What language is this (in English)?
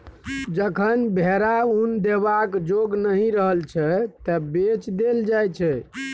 Maithili